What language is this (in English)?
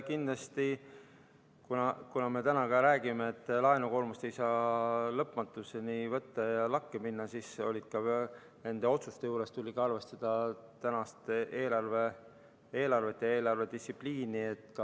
Estonian